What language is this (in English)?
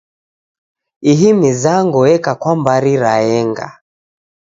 Taita